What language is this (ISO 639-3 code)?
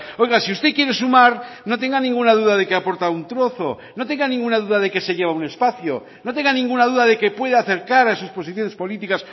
spa